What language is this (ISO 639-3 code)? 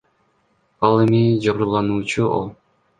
kir